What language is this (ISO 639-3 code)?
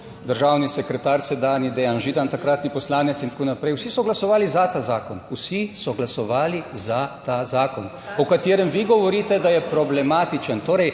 slv